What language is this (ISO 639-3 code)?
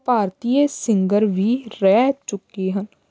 pan